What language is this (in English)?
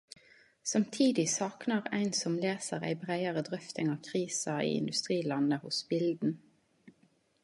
Norwegian Nynorsk